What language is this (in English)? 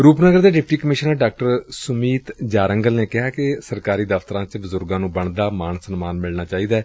Punjabi